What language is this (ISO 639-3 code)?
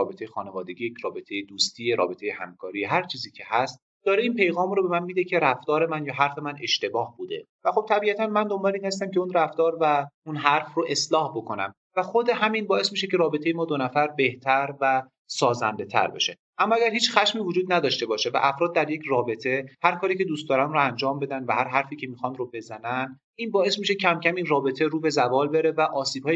fas